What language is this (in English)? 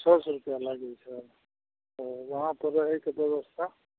Maithili